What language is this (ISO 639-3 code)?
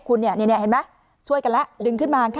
tha